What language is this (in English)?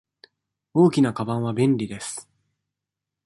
Japanese